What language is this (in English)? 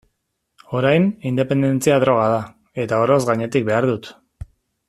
Basque